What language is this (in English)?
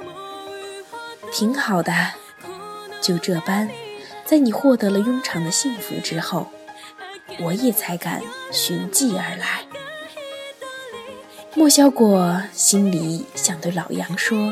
Chinese